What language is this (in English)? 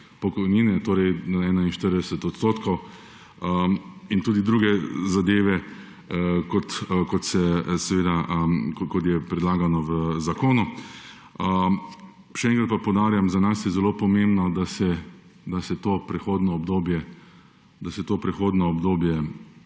Slovenian